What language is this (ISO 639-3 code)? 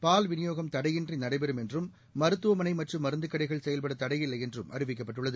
tam